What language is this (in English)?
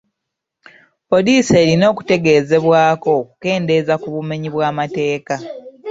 Ganda